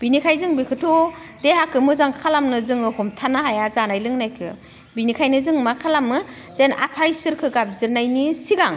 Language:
Bodo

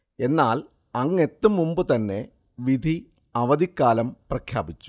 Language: Malayalam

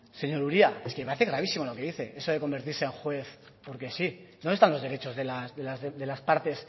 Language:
Spanish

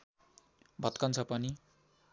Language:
Nepali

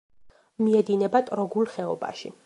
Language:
Georgian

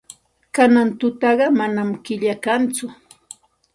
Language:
Santa Ana de Tusi Pasco Quechua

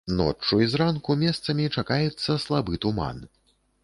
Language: Belarusian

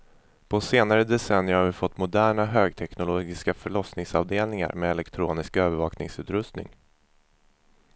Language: Swedish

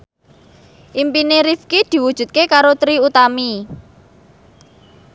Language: Javanese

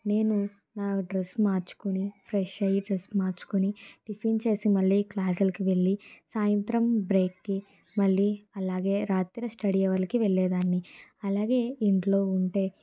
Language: Telugu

